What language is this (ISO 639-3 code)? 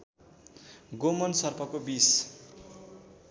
nep